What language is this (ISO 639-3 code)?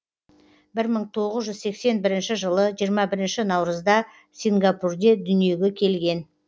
kaz